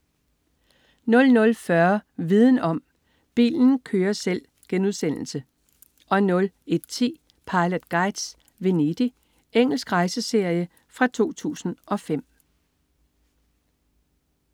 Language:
Danish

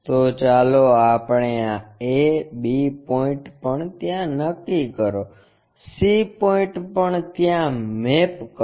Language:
Gujarati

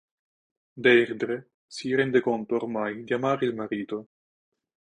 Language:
Italian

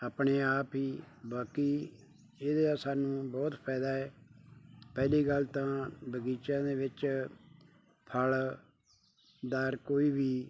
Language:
Punjabi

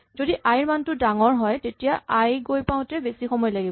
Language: Assamese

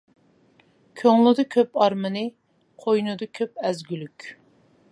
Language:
Uyghur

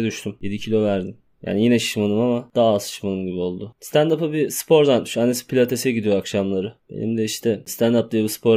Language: Turkish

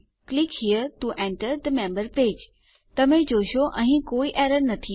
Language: Gujarati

